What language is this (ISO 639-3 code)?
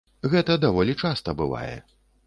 bel